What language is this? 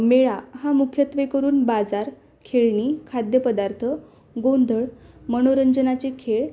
Marathi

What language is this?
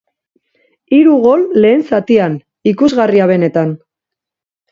Basque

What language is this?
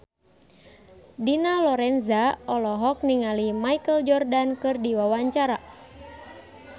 Sundanese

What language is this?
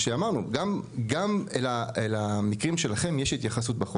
Hebrew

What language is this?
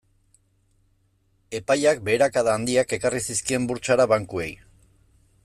Basque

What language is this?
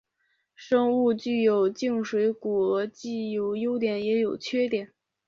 Chinese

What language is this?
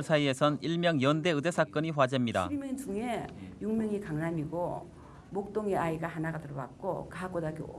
Korean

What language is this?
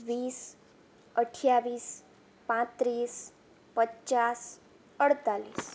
Gujarati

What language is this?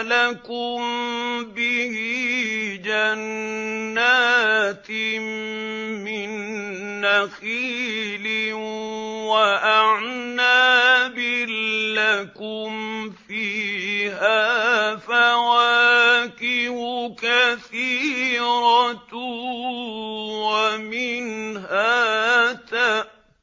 Arabic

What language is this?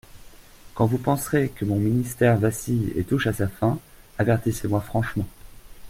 French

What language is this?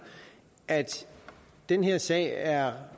Danish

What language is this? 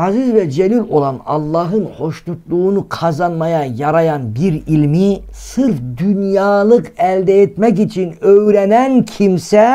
Turkish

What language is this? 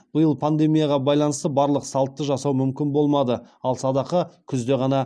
Kazakh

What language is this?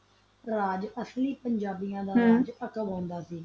Punjabi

